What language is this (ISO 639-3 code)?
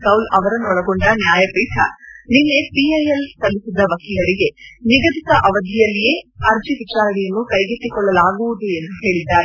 kan